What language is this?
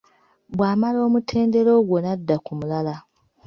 Ganda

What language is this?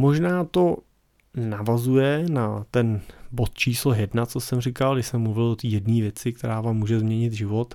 Czech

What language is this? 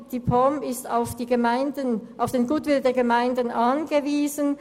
Swiss German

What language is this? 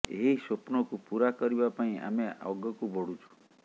Odia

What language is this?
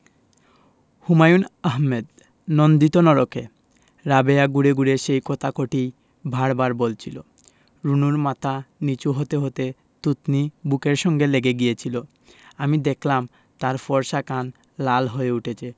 Bangla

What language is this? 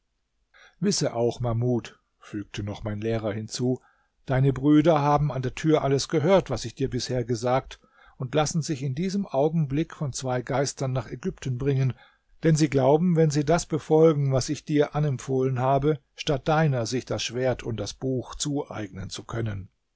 German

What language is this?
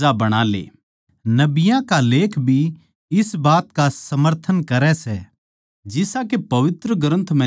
Haryanvi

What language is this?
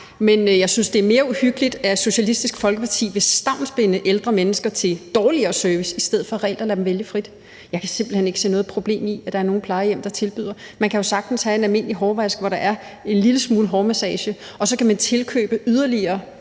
Danish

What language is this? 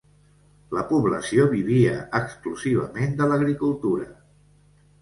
Catalan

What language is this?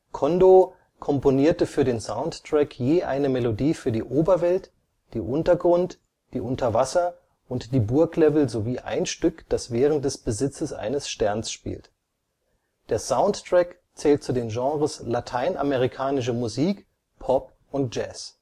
German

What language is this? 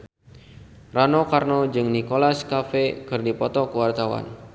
Sundanese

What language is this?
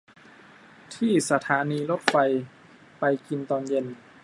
Thai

